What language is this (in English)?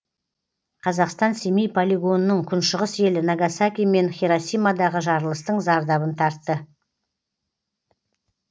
Kazakh